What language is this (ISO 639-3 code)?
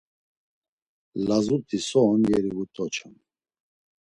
lzz